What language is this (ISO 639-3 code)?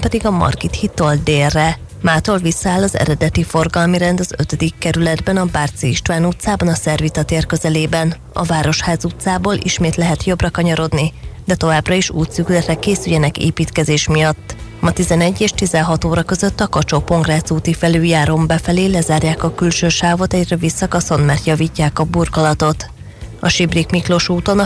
hun